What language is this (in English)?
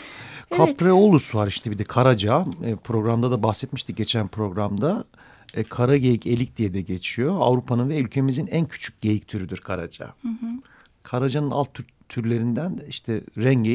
Turkish